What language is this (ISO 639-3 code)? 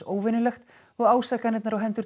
isl